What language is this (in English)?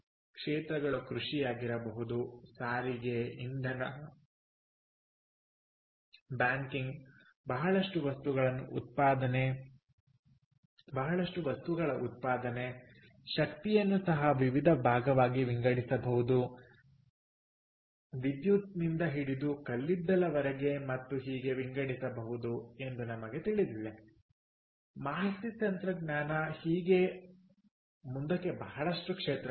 Kannada